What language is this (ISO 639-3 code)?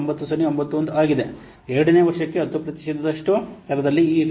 kan